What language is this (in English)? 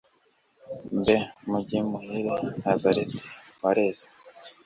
Kinyarwanda